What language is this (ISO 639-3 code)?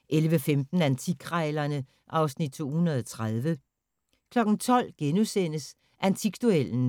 dan